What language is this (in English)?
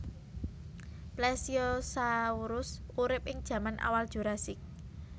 Javanese